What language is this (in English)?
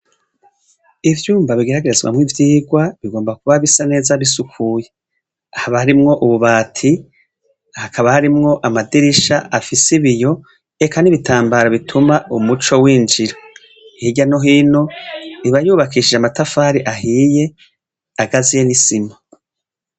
Rundi